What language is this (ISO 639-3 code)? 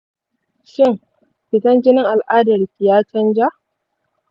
hau